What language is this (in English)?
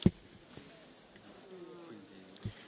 German